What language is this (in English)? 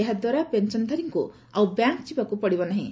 Odia